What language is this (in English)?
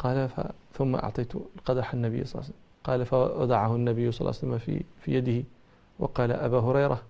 Arabic